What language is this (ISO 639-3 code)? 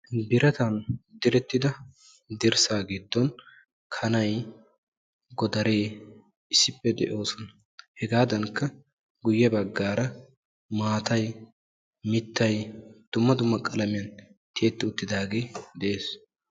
wal